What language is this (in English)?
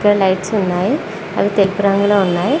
Telugu